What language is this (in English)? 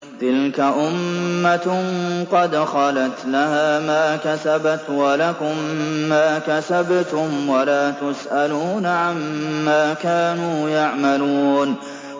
Arabic